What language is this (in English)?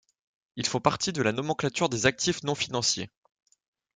French